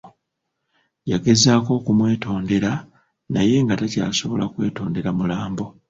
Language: Ganda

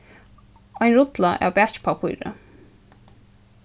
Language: Faroese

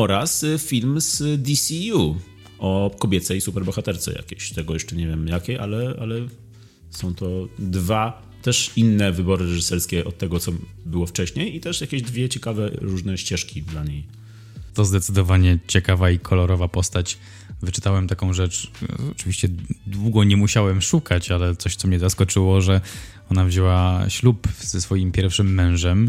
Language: Polish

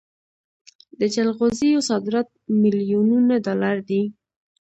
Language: Pashto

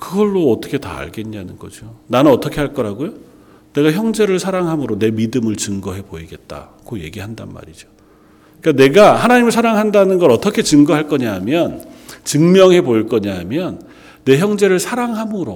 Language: Korean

